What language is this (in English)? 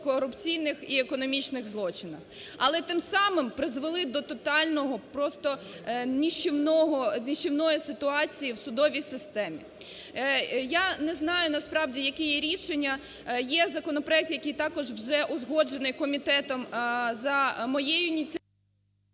Ukrainian